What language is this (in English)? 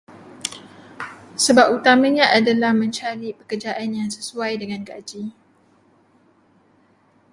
Malay